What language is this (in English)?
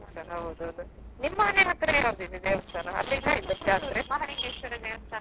Kannada